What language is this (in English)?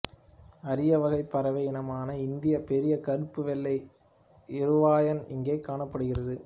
Tamil